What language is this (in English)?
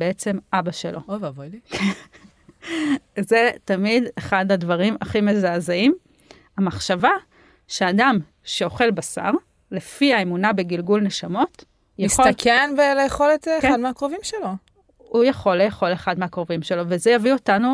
Hebrew